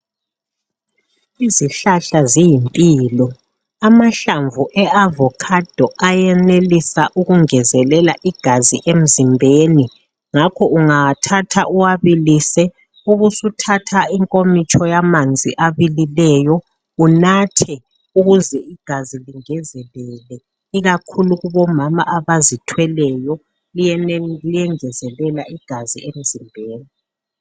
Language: North Ndebele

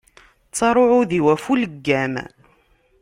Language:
Kabyle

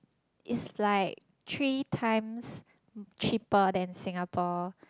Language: English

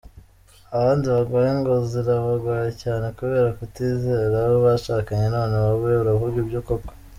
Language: Kinyarwanda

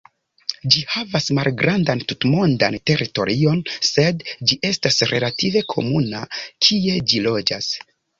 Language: Esperanto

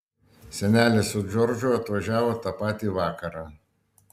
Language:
Lithuanian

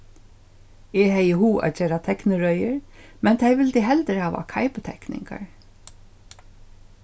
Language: Faroese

